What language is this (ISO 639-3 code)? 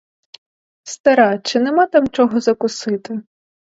ukr